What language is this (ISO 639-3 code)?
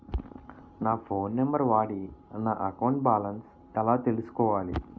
tel